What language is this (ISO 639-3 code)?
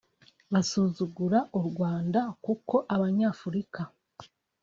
kin